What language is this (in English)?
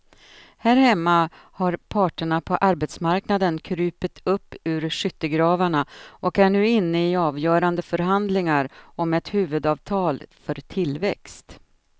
Swedish